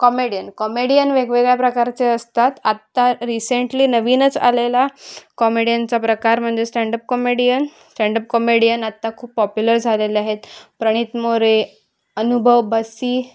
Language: Marathi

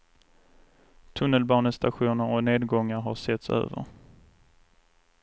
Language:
Swedish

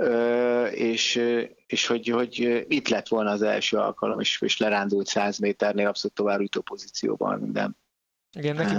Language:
Hungarian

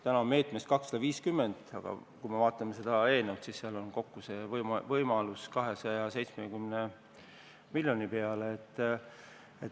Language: Estonian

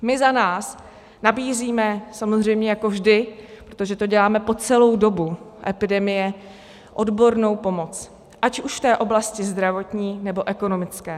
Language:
Czech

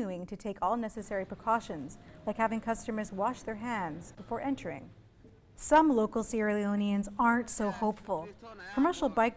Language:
English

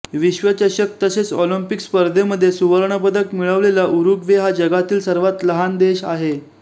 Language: Marathi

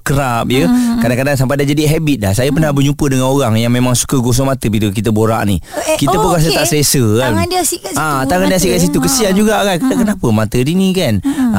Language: Malay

